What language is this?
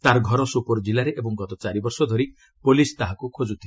Odia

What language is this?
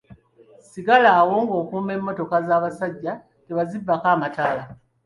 Ganda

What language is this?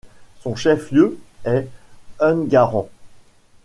French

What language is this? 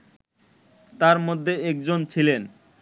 Bangla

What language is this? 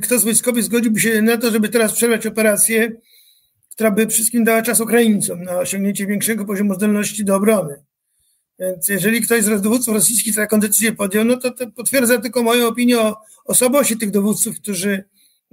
Polish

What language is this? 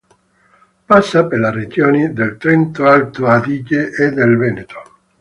Italian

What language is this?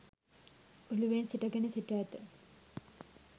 Sinhala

